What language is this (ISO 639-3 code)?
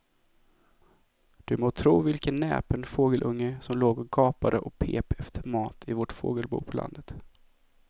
swe